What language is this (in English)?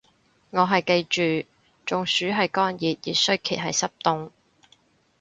Cantonese